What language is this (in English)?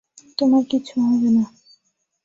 Bangla